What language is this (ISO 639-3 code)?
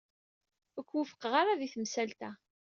kab